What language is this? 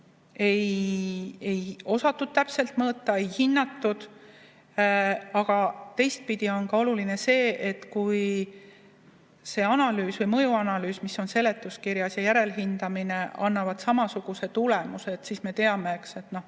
Estonian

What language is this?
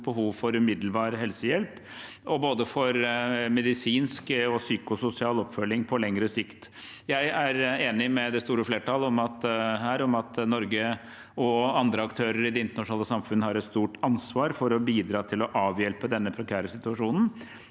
Norwegian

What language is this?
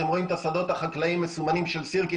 Hebrew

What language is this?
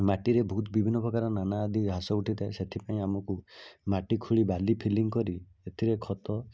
Odia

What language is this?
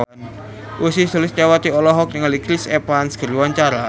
Sundanese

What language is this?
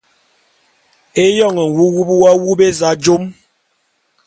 Bulu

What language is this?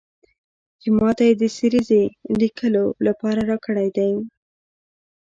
Pashto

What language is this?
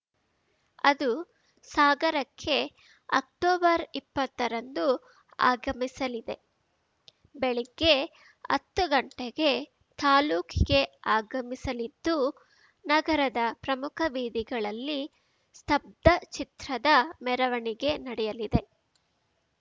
Kannada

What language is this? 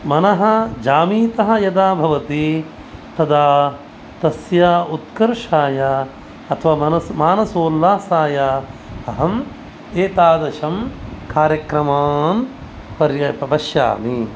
Sanskrit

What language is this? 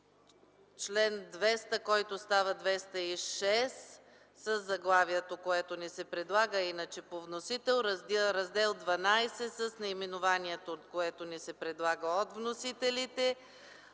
Bulgarian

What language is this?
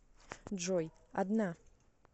Russian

